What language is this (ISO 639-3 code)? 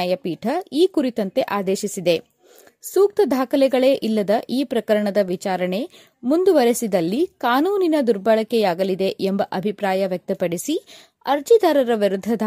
kan